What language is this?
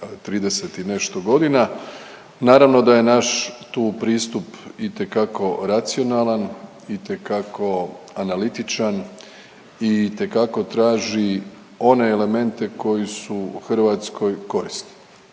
Croatian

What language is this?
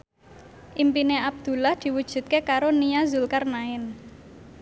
Javanese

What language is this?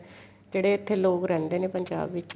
Punjabi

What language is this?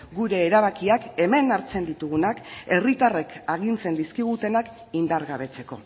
Basque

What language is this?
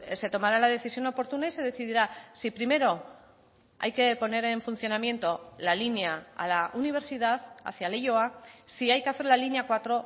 Spanish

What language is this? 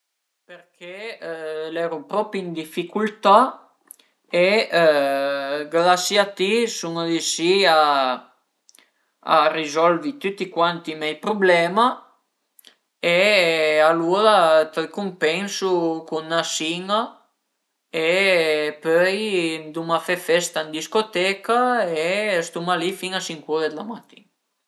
Piedmontese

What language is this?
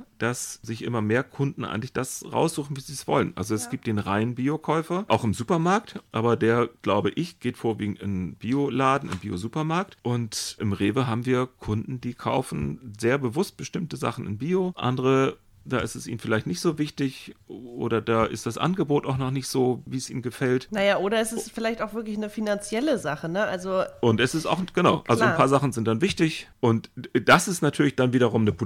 German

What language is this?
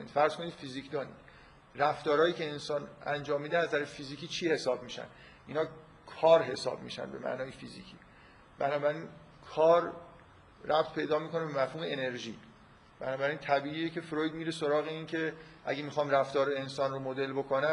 Persian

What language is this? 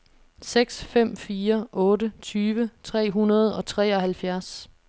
Danish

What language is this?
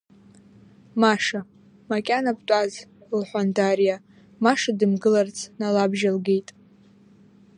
Abkhazian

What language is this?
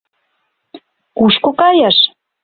Mari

